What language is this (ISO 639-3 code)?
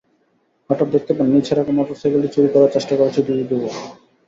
ben